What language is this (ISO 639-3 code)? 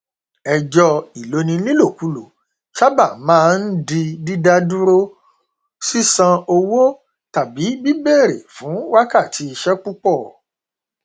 yor